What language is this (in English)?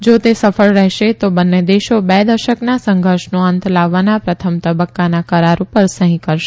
Gujarati